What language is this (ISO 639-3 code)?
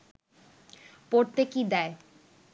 ben